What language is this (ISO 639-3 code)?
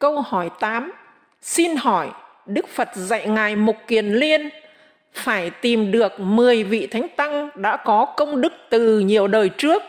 vie